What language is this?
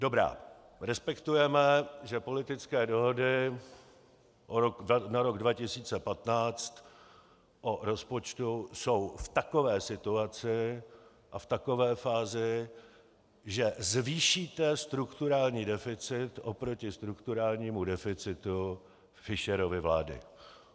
Czech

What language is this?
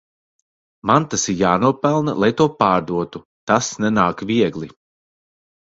Latvian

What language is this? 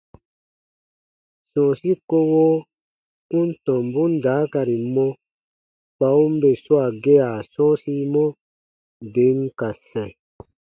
Baatonum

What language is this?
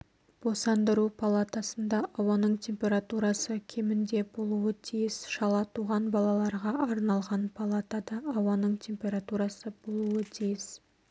Kazakh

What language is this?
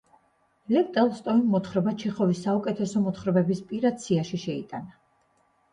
Georgian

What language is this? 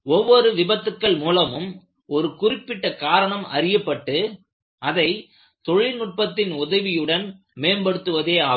Tamil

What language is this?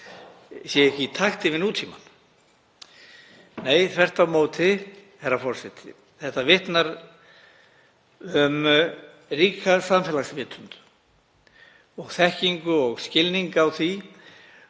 Icelandic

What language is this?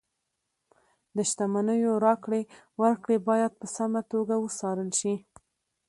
Pashto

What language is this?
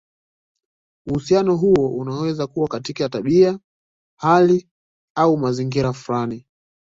Swahili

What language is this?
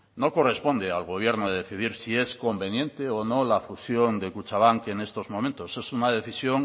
Spanish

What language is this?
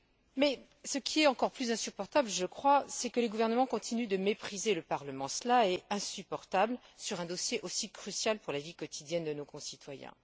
French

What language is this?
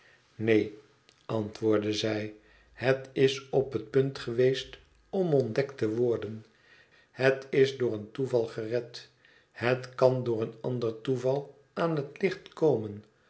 Dutch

